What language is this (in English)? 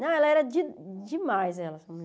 Portuguese